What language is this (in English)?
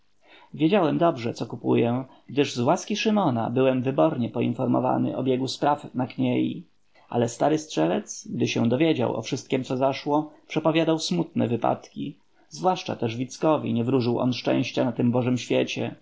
Polish